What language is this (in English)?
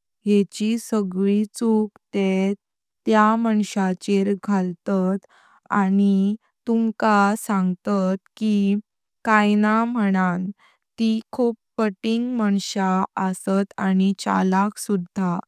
Konkani